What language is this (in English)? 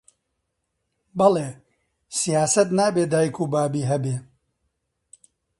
Central Kurdish